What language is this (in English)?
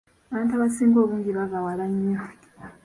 Ganda